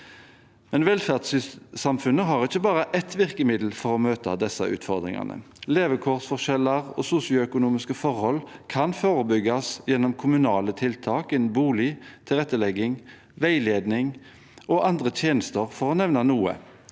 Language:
Norwegian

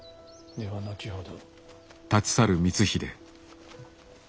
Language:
Japanese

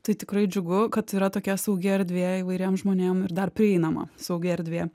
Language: Lithuanian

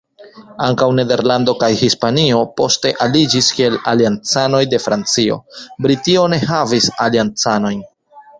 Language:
Esperanto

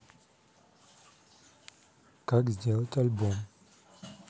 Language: Russian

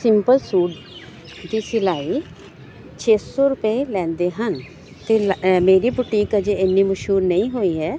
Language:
Punjabi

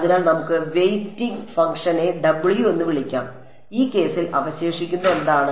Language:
Malayalam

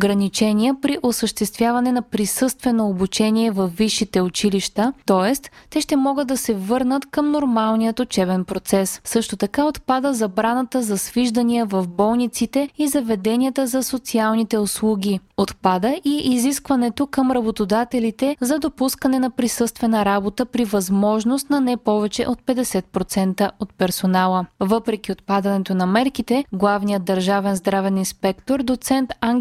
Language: Bulgarian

